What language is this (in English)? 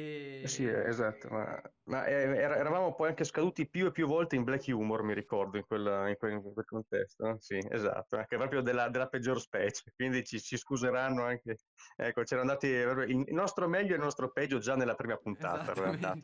Italian